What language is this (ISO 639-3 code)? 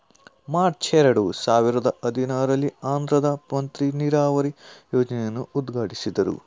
kan